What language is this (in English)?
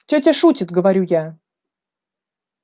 Russian